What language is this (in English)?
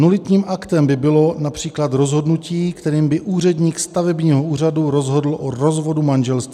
Czech